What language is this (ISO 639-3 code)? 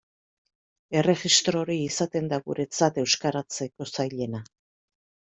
eus